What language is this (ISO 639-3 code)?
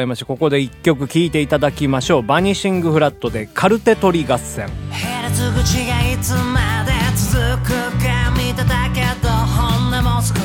jpn